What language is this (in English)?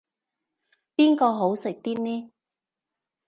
Cantonese